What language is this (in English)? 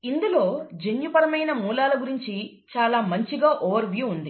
Telugu